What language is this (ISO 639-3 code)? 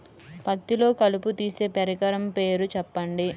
tel